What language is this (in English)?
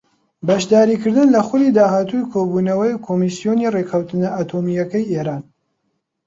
Central Kurdish